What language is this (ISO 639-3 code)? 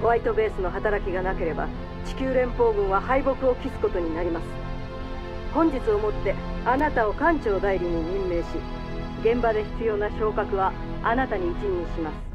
jpn